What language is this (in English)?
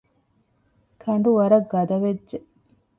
Divehi